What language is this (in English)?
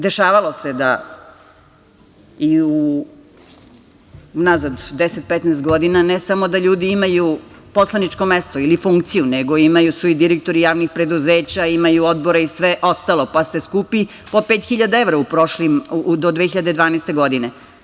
Serbian